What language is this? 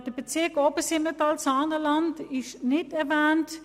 Swiss German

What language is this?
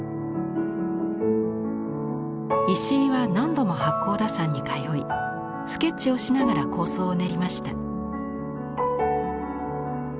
Japanese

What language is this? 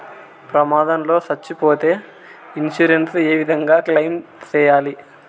Telugu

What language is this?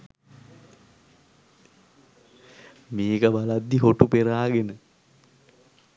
Sinhala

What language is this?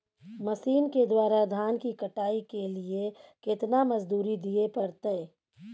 Maithili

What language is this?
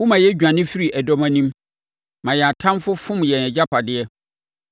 Akan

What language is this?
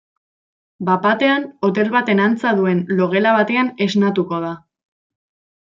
Basque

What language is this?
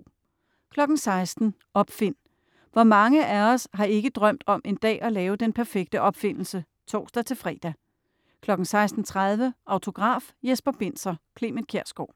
Danish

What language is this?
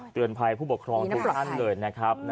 Thai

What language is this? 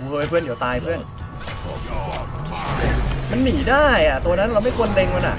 Thai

